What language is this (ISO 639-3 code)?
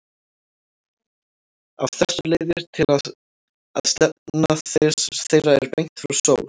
isl